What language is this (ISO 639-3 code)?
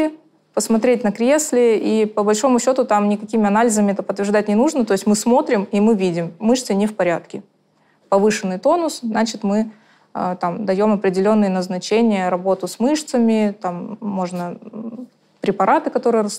rus